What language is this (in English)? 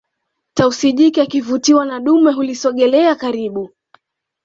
Swahili